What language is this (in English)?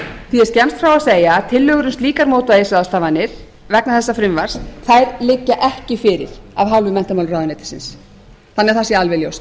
Icelandic